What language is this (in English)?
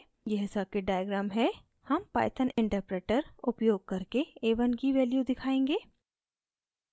Hindi